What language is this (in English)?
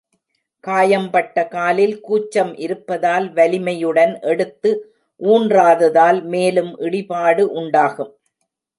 Tamil